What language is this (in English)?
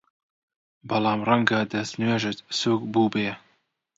Central Kurdish